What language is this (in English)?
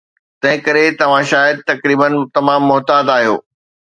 Sindhi